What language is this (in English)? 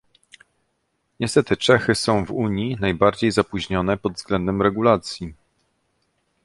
Polish